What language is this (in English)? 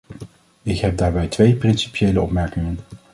Dutch